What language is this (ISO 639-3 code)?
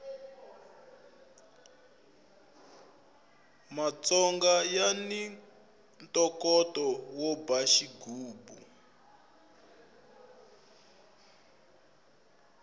tso